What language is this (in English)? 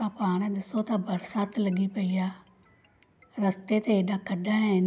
Sindhi